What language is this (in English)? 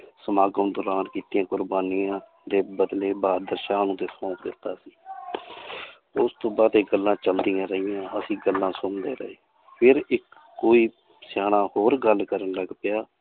Punjabi